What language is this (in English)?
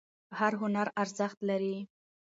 Pashto